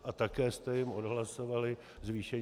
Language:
Czech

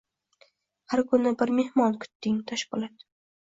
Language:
Uzbek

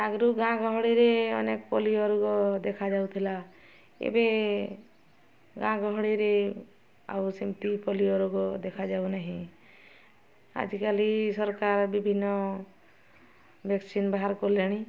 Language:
Odia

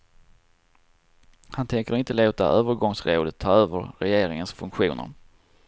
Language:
Swedish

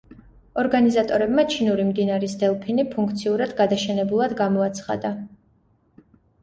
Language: Georgian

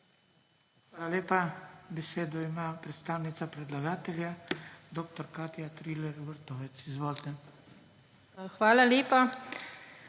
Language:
Slovenian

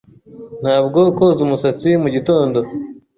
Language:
Kinyarwanda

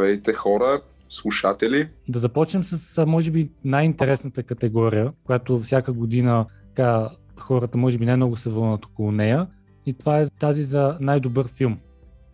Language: Bulgarian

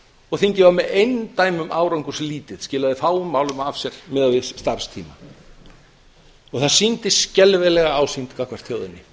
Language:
Icelandic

